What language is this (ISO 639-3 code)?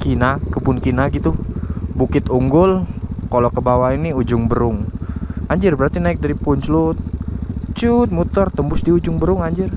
ind